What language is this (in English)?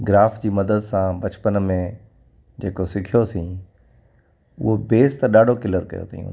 Sindhi